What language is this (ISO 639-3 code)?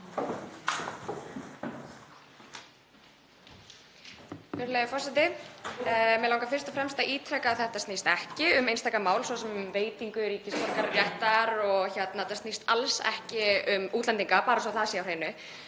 isl